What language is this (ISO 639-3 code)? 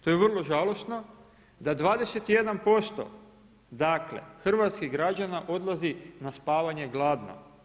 hrv